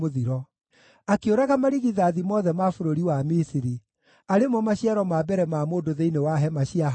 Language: Kikuyu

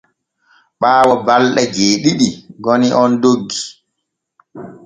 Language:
Borgu Fulfulde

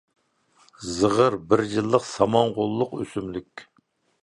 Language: Uyghur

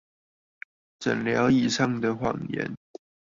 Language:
Chinese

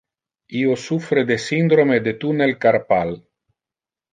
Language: Interlingua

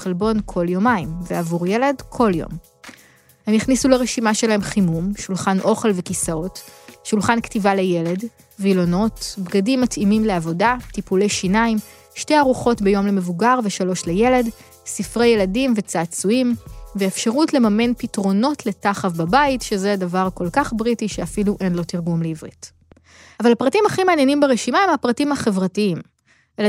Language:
Hebrew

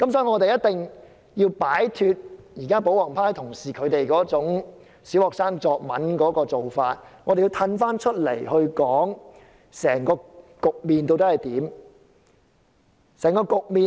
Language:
Cantonese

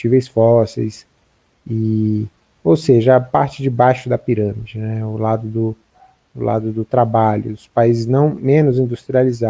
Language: Portuguese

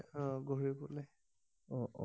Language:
Assamese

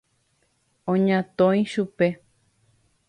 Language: Guarani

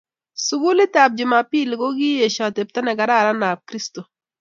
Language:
Kalenjin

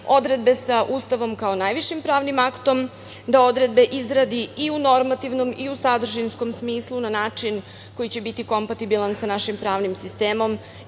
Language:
Serbian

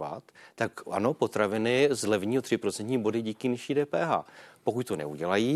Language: Czech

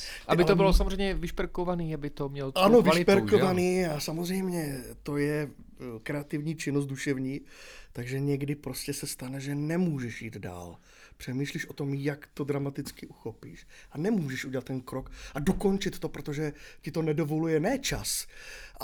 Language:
Czech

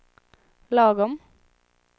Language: Swedish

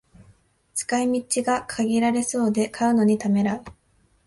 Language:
Japanese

